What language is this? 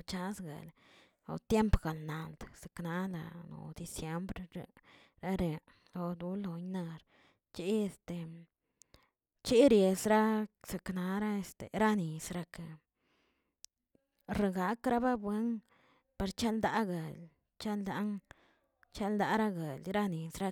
Tilquiapan Zapotec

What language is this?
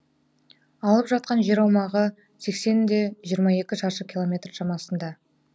Kazakh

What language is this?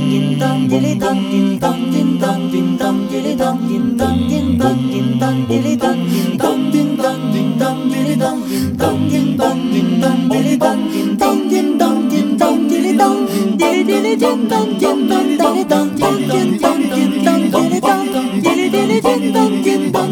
Ukrainian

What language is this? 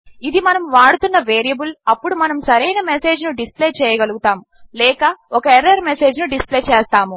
Telugu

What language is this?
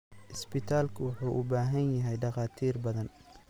Somali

